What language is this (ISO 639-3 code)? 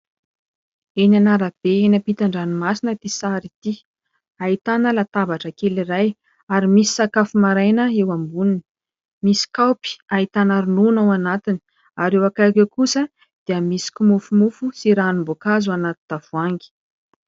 mlg